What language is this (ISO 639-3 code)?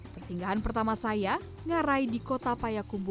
ind